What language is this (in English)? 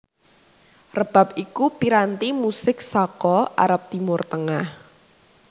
Javanese